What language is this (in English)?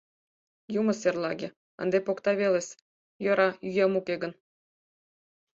Mari